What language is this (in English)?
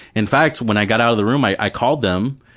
English